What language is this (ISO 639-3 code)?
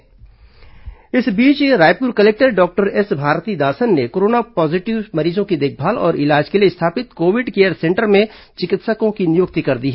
hin